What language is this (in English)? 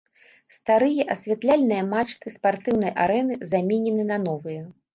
Belarusian